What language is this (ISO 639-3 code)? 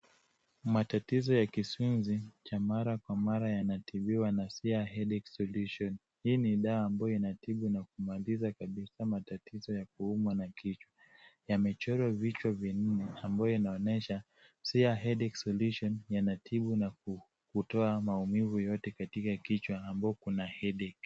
swa